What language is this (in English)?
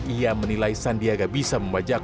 Indonesian